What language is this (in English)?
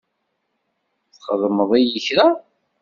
Kabyle